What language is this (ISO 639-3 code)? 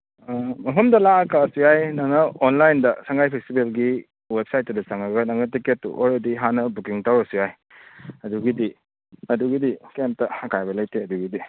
mni